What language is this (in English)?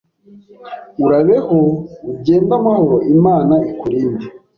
Kinyarwanda